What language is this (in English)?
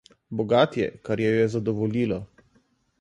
Slovenian